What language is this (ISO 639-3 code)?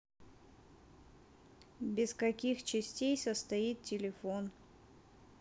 rus